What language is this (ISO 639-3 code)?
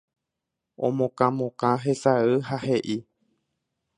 grn